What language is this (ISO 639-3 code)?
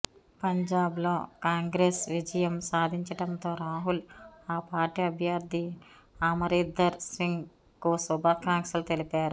tel